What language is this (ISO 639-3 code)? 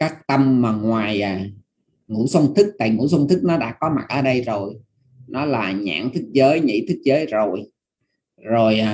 vie